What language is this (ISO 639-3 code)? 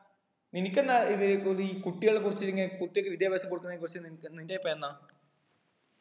mal